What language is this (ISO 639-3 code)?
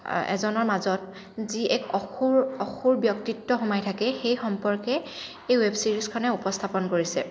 asm